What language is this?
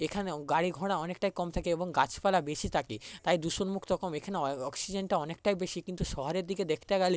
Bangla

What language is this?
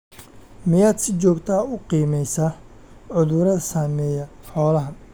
Somali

